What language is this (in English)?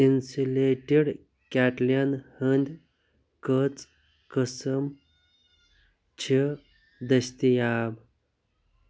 Kashmiri